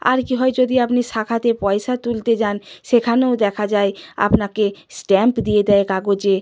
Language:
Bangla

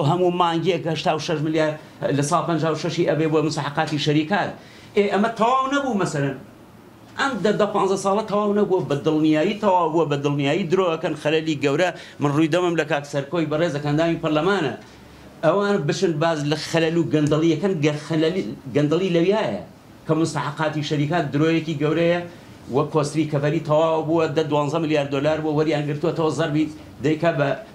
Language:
Arabic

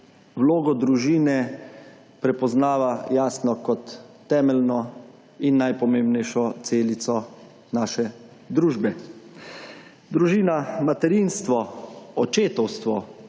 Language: Slovenian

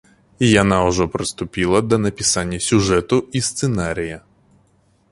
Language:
Belarusian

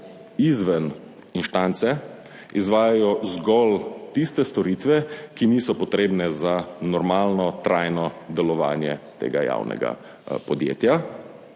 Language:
Slovenian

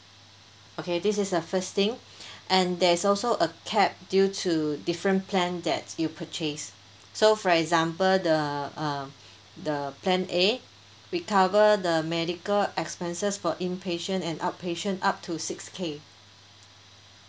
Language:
English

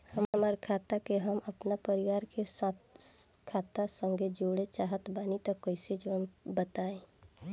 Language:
Bhojpuri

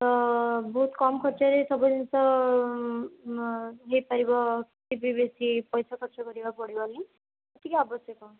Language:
Odia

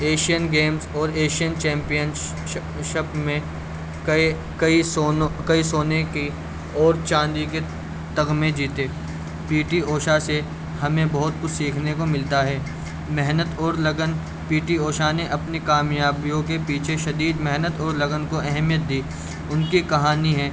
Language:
Urdu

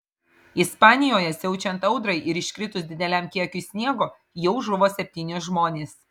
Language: Lithuanian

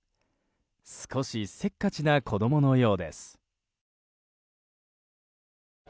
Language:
Japanese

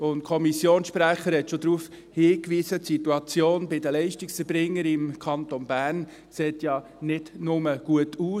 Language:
Swiss German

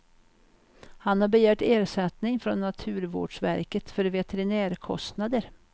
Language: Swedish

